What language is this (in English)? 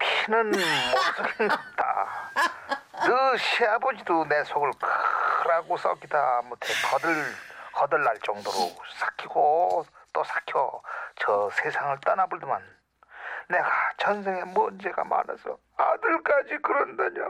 Korean